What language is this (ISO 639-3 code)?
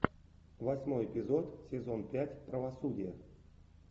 rus